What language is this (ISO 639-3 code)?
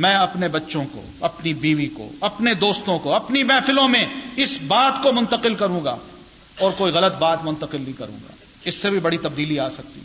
urd